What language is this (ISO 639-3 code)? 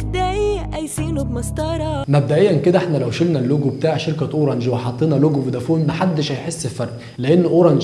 ara